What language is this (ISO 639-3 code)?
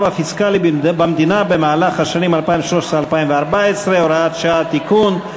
heb